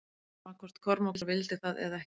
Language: Icelandic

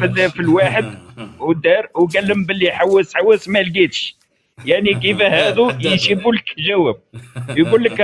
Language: Arabic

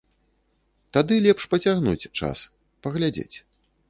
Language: Belarusian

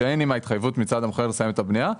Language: Hebrew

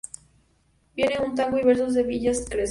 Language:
Spanish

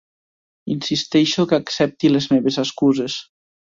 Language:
Catalan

